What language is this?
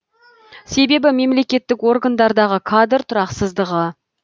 Kazakh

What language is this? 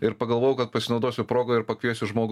Lithuanian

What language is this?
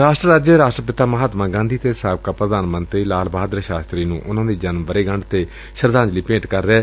Punjabi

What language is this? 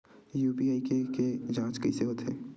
Chhattisgarhi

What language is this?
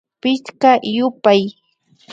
Imbabura Highland Quichua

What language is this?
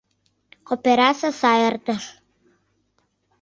Mari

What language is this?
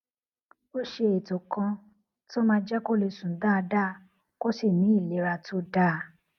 Yoruba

